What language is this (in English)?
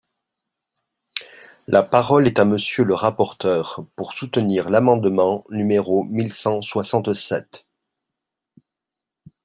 French